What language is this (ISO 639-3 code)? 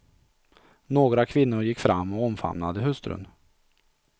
swe